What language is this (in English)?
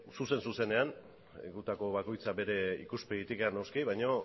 Basque